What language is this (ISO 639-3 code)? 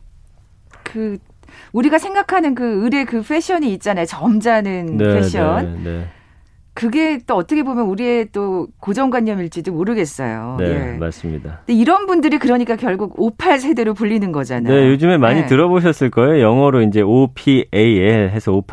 kor